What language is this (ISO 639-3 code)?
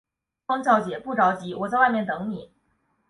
zho